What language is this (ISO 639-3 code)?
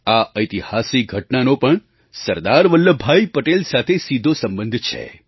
guj